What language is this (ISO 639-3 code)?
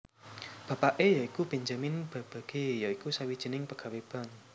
jav